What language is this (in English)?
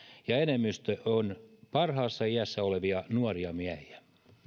Finnish